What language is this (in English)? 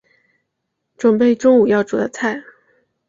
Chinese